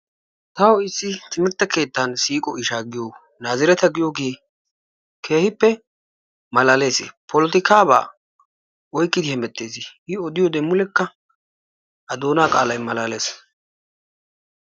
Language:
Wolaytta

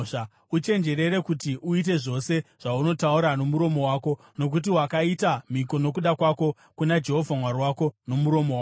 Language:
Shona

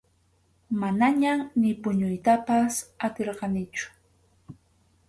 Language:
Arequipa-La Unión Quechua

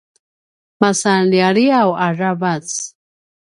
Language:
Paiwan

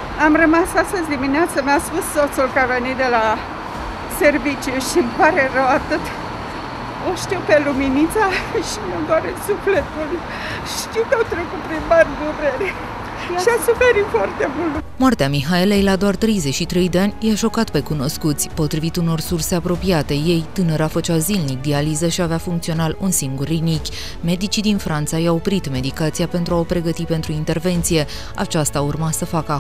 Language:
Romanian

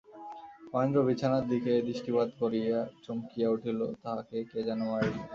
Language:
Bangla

